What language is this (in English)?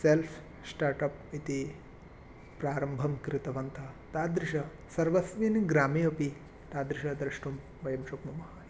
Sanskrit